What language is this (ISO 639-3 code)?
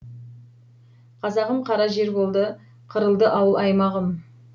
kaz